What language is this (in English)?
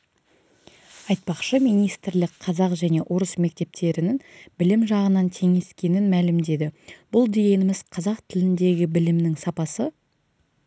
Kazakh